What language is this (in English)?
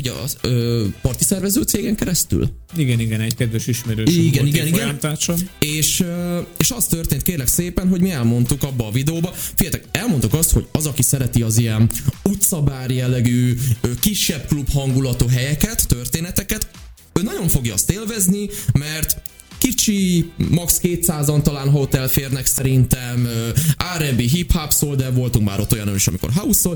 Hungarian